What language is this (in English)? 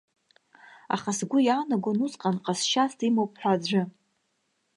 Abkhazian